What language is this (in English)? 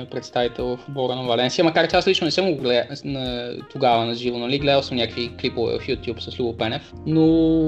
Bulgarian